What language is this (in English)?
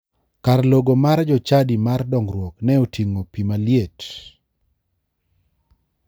Luo (Kenya and Tanzania)